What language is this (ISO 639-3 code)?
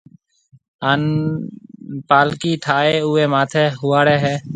mve